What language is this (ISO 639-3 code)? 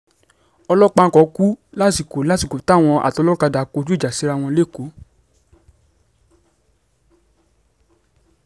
yor